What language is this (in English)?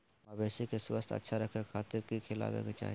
Magahi